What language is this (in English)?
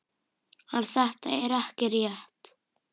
Icelandic